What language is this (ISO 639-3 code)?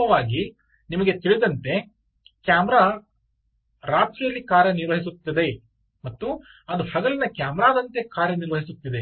kan